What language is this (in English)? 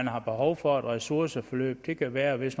Danish